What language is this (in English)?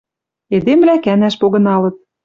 Western Mari